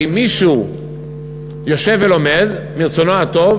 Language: Hebrew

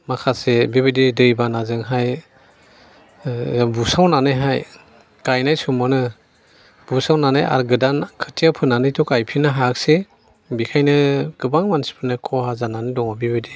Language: Bodo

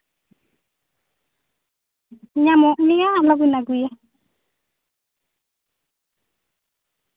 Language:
Santali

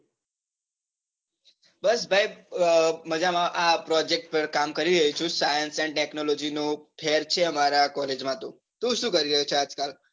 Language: Gujarati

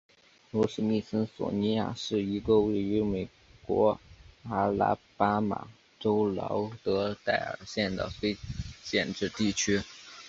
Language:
Chinese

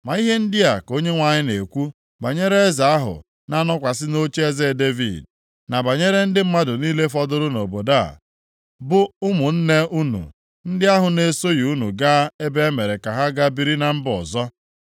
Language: Igbo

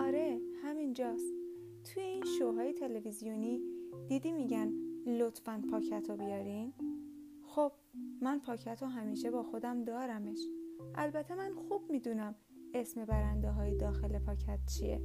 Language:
Persian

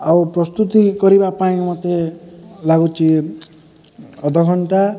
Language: Odia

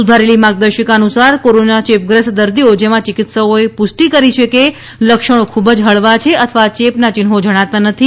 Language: Gujarati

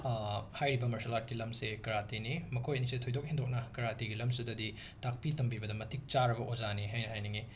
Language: Manipuri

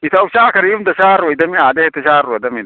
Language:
Manipuri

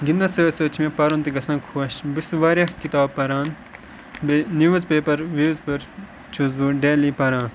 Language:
Kashmiri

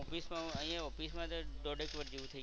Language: Gujarati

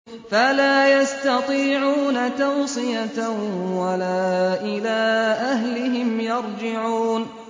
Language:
Arabic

